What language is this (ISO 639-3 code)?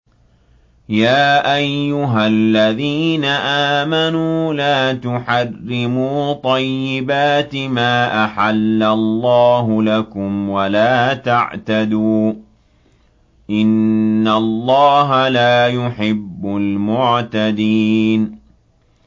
ara